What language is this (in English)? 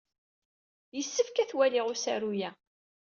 Kabyle